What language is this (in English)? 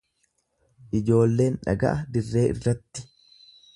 Oromo